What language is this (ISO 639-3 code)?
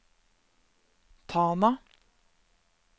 nor